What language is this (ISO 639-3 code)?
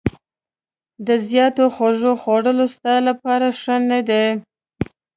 pus